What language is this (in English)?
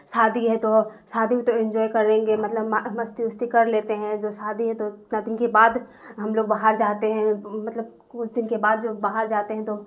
Urdu